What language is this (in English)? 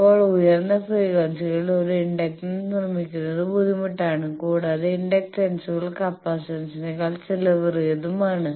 Malayalam